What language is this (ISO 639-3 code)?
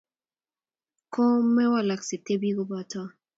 kln